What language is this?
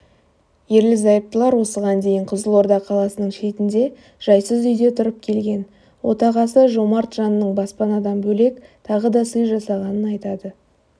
Kazakh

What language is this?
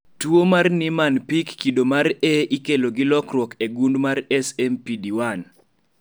Luo (Kenya and Tanzania)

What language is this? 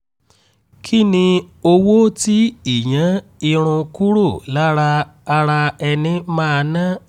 Yoruba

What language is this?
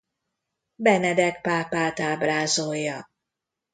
Hungarian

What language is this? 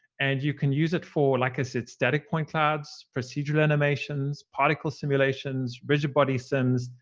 English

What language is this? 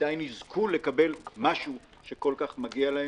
Hebrew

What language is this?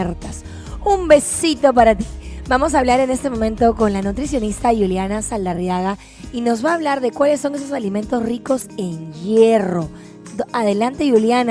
Spanish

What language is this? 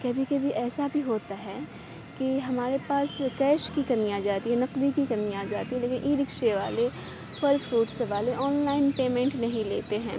Urdu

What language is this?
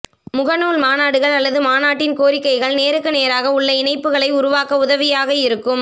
Tamil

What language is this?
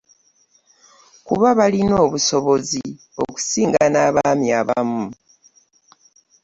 Ganda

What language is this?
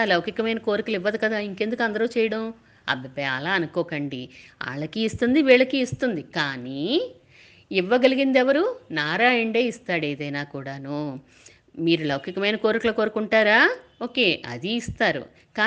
Telugu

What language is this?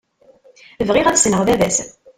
Kabyle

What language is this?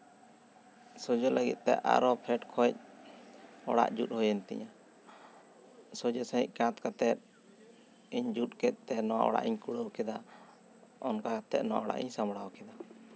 Santali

